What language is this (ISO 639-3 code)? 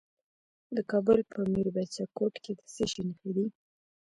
pus